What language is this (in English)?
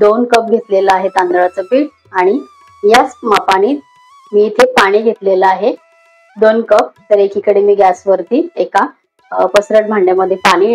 Hindi